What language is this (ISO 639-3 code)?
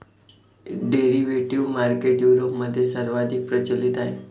mar